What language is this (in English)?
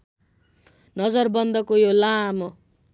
Nepali